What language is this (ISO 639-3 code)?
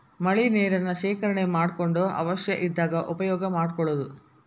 kan